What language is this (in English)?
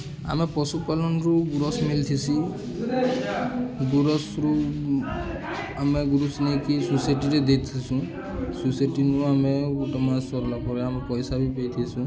Odia